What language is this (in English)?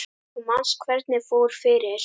Icelandic